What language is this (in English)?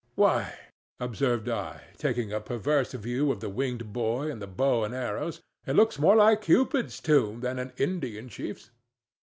English